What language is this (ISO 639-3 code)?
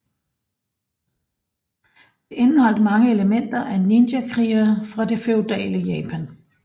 dan